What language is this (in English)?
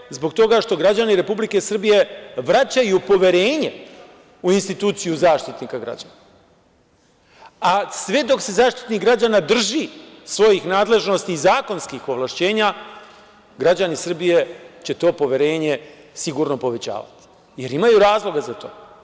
Serbian